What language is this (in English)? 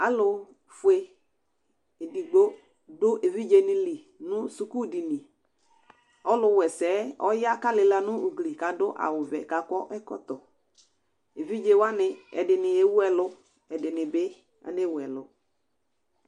Ikposo